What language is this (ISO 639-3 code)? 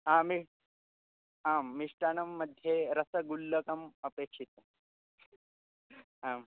san